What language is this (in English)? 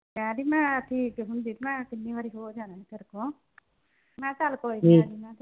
Punjabi